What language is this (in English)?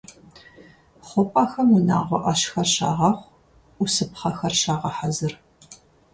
Kabardian